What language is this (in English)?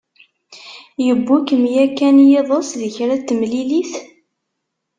Kabyle